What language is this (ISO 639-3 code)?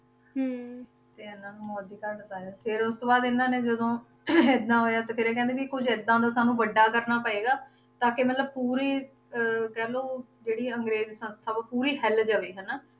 pan